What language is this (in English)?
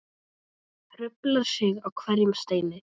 Icelandic